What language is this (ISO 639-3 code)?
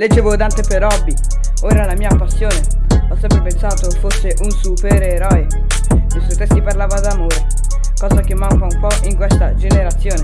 ita